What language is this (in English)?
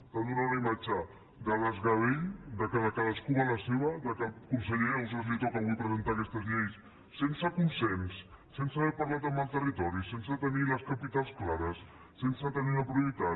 Catalan